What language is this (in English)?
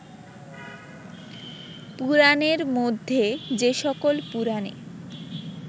Bangla